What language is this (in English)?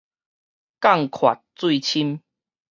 Min Nan Chinese